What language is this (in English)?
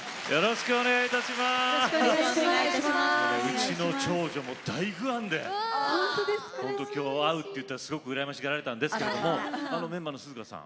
Japanese